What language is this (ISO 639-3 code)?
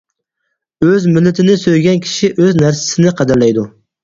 uig